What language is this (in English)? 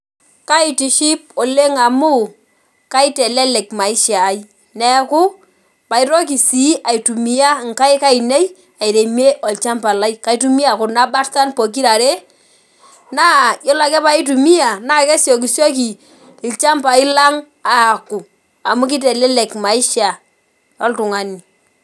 Masai